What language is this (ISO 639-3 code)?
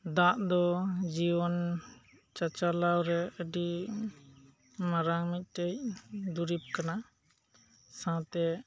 sat